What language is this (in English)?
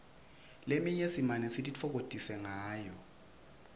Swati